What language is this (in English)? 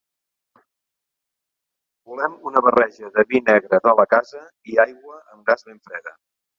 Catalan